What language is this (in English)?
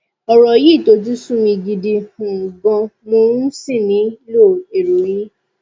Yoruba